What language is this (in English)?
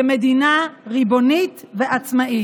Hebrew